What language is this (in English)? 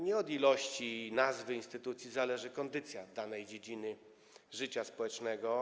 Polish